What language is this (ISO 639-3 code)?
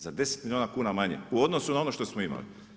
hrv